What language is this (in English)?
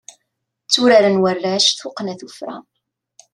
Kabyle